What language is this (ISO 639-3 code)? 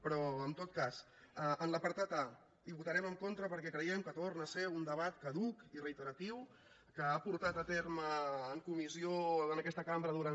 cat